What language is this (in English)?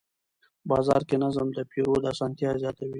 Pashto